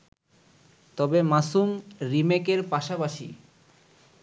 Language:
Bangla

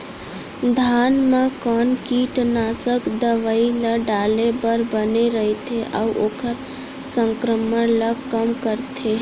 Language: Chhattisgarhi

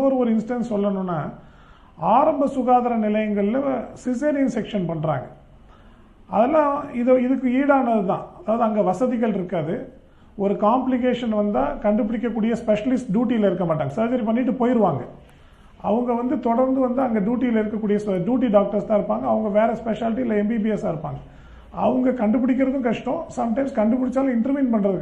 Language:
Tamil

